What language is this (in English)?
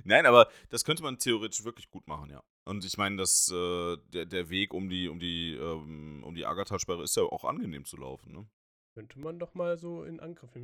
German